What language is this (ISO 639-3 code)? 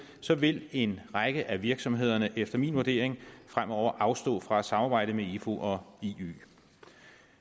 dan